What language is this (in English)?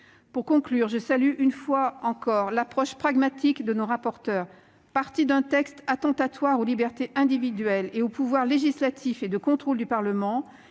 French